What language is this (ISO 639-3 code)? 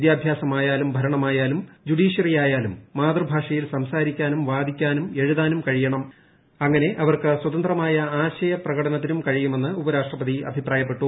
mal